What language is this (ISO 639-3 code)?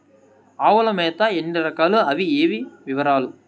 tel